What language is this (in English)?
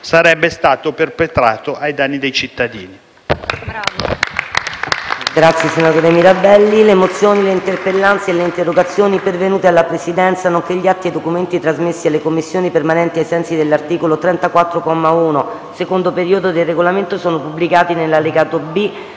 Italian